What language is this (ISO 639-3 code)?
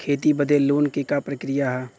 bho